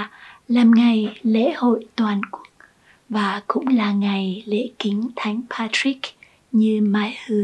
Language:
Vietnamese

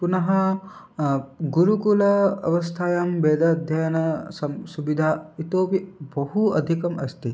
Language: Sanskrit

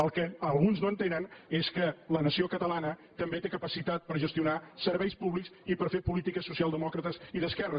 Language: Catalan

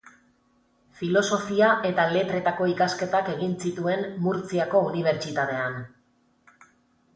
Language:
Basque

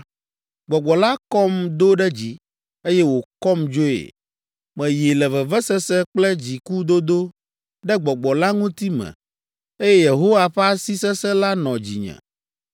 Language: Ewe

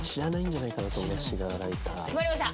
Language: Japanese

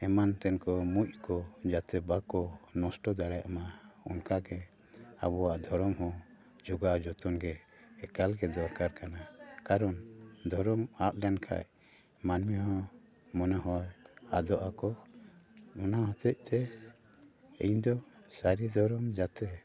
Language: Santali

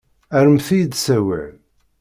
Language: Kabyle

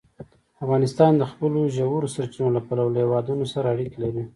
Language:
Pashto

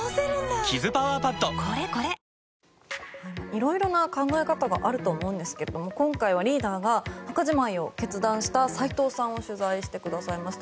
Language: Japanese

